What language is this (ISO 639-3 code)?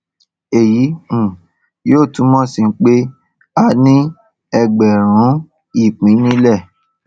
yor